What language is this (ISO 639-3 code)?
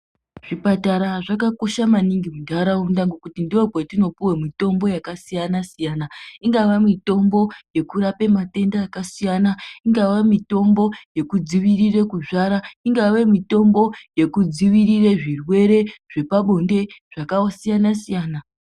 ndc